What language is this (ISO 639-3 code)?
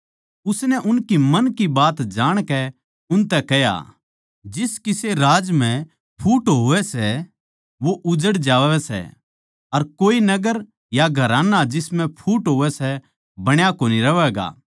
bgc